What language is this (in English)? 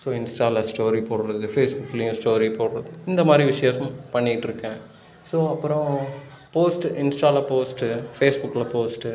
Tamil